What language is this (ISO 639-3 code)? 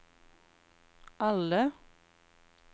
nor